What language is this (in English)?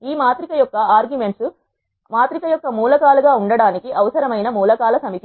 Telugu